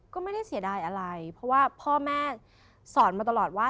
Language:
Thai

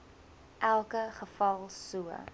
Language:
Afrikaans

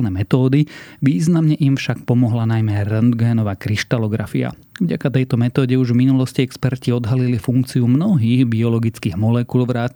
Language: Slovak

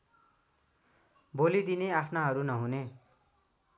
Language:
Nepali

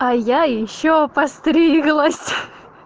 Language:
Russian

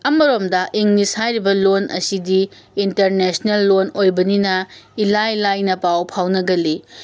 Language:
Manipuri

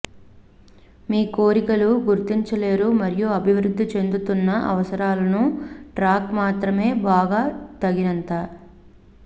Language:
Telugu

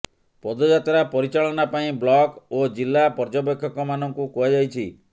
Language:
Odia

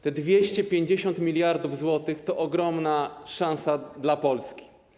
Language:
Polish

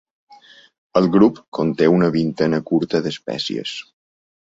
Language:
Catalan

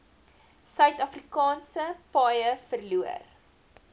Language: Afrikaans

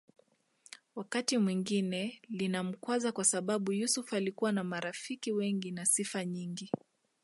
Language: Swahili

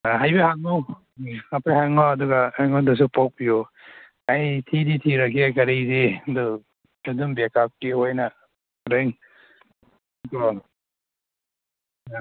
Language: Manipuri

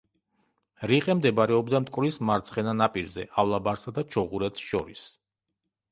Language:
Georgian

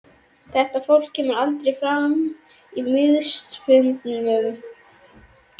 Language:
Icelandic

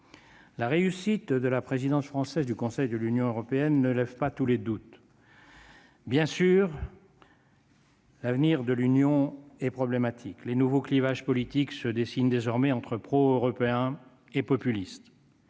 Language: French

